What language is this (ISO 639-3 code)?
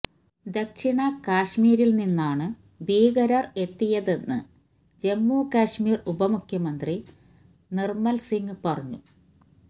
mal